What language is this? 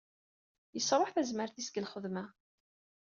Kabyle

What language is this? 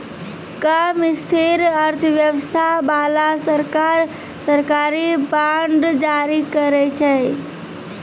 Maithili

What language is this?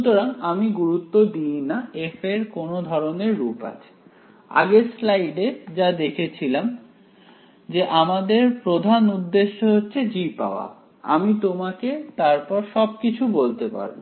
Bangla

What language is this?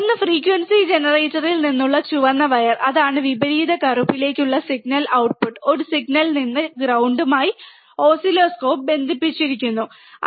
Malayalam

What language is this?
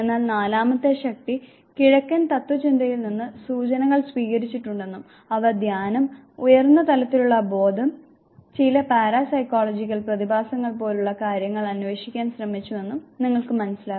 Malayalam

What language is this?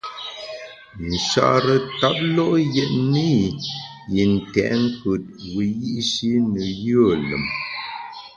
Bamun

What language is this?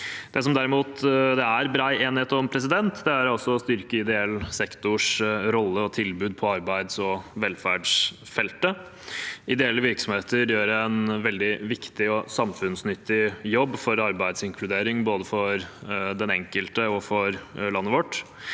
Norwegian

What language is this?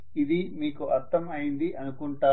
Telugu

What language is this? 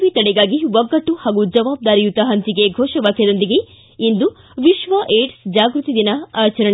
Kannada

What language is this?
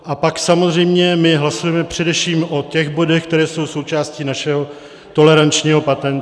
Czech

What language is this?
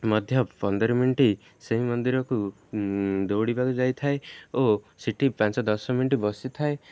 Odia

